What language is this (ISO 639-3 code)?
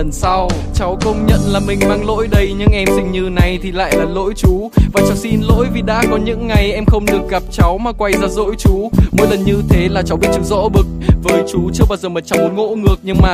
vie